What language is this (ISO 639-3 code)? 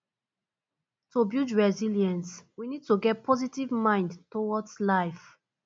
pcm